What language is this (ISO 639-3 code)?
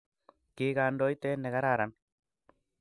kln